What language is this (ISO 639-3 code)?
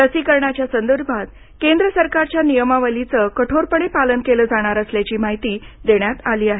mar